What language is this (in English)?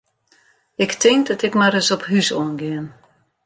Western Frisian